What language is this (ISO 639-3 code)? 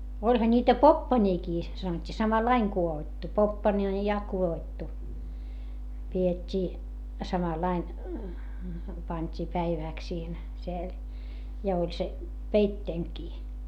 fin